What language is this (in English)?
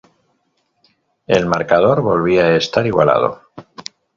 Spanish